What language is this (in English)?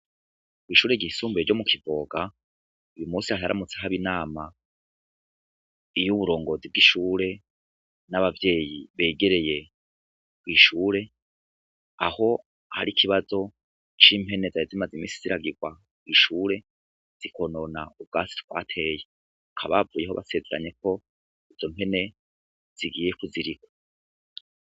Rundi